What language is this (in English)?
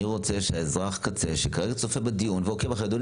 Hebrew